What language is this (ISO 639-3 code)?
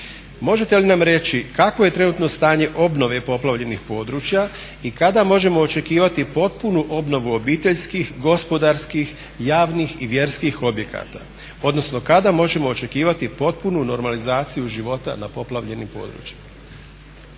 hrv